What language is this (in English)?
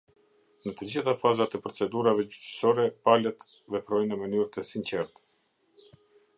Albanian